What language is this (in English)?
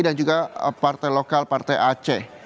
Indonesian